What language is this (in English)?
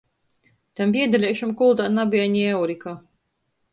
Latgalian